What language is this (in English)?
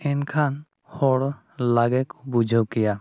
Santali